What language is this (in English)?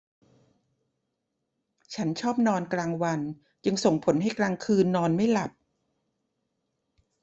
Thai